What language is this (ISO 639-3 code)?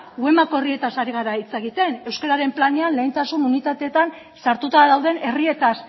eus